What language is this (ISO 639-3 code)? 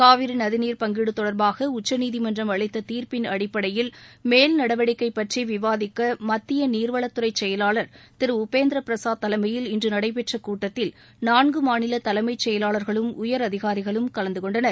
tam